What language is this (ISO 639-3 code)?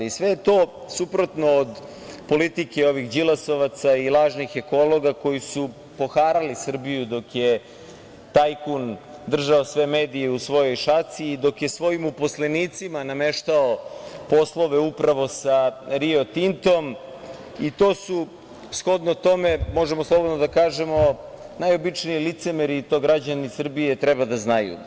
srp